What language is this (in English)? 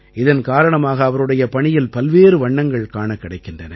Tamil